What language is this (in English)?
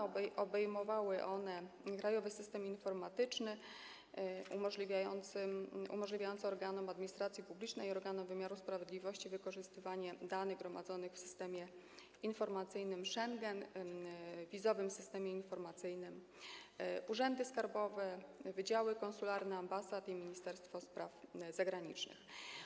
Polish